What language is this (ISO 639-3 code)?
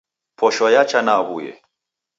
dav